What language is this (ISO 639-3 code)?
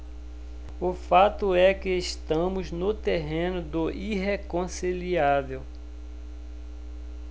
por